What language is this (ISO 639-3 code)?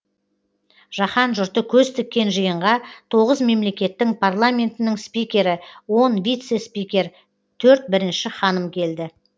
kaz